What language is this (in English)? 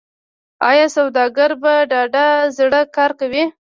Pashto